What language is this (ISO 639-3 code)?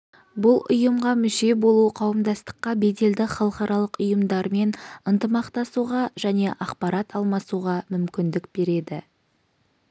kaz